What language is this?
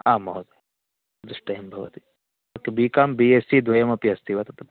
Sanskrit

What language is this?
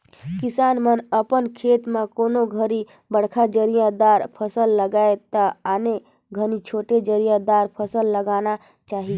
Chhattisgarhi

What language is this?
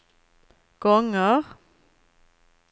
Swedish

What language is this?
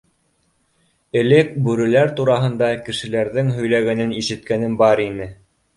Bashkir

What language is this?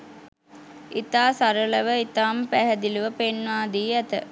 Sinhala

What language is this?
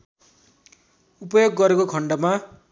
Nepali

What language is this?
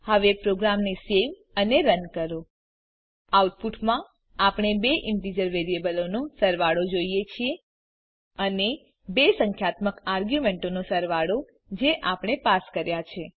Gujarati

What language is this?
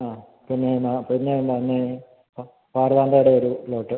Malayalam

